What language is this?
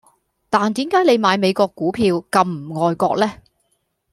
Cantonese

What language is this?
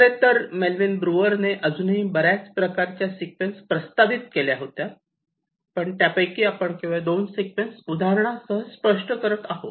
Marathi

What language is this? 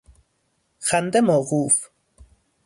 Persian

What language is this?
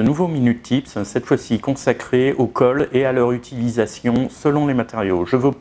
French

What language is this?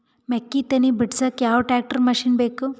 Kannada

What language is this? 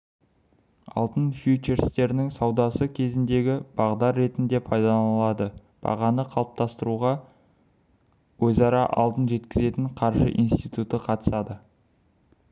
Kazakh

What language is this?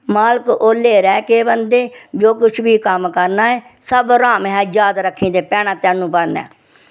Dogri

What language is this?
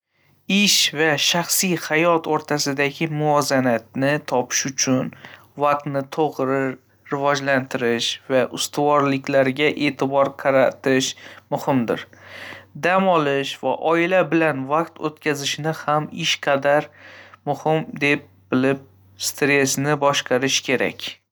Uzbek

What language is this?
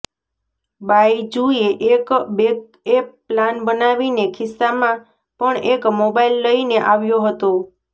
Gujarati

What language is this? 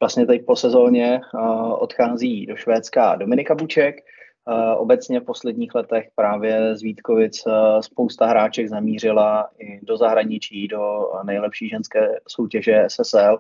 Czech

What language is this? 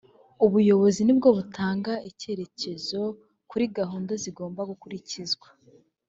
Kinyarwanda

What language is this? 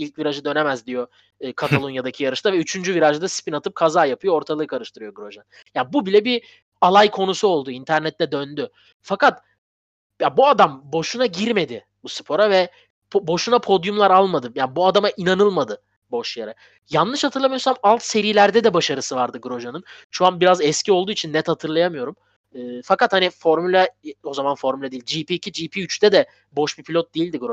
Turkish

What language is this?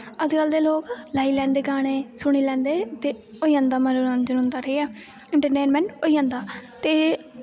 Dogri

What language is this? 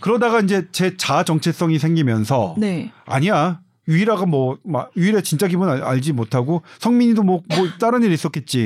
Korean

